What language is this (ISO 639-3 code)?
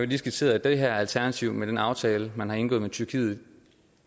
dan